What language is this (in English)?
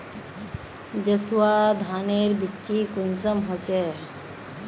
Magahi